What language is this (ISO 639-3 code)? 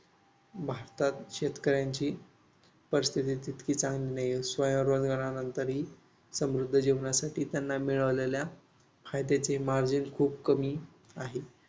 mar